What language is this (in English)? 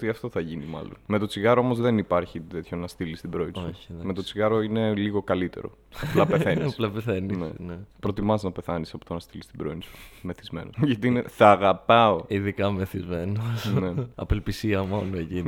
Greek